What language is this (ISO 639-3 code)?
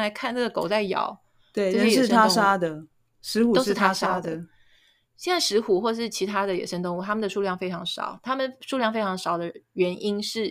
zho